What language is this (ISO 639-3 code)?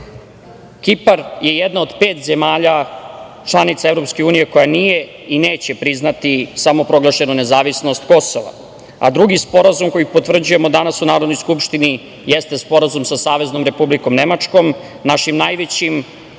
srp